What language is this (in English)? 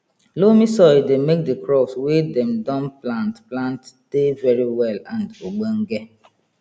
Nigerian Pidgin